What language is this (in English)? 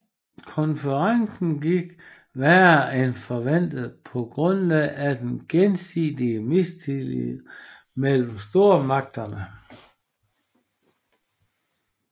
Danish